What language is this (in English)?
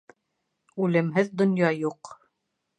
Bashkir